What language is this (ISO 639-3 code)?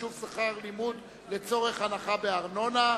heb